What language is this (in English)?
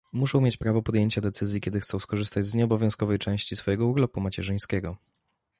Polish